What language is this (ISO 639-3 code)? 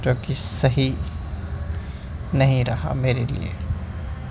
urd